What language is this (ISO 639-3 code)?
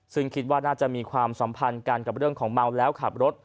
tha